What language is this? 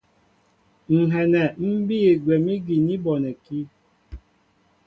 Mbo (Cameroon)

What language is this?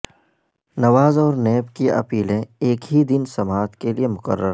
Urdu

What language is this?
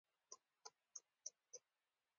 Pashto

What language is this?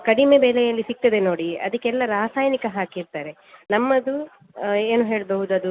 Kannada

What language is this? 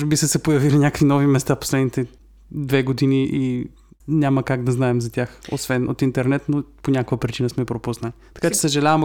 Bulgarian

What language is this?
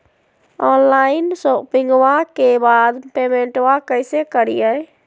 Magahi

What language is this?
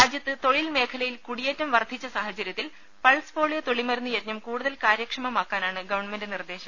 Malayalam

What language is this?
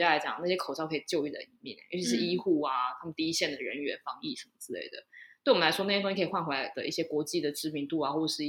Chinese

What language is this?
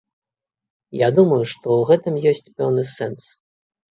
Belarusian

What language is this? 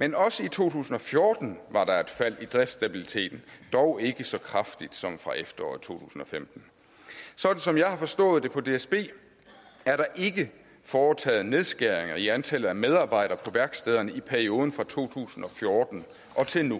Danish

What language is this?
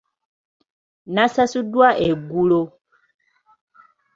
Ganda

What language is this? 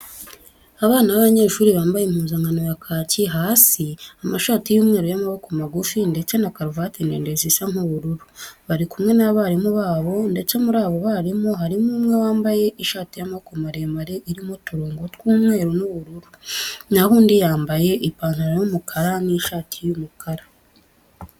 Kinyarwanda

